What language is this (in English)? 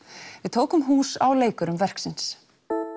Icelandic